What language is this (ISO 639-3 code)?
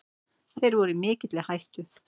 isl